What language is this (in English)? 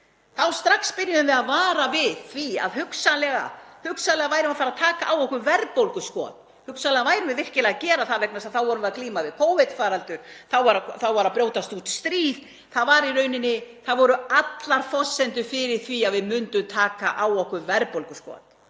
Icelandic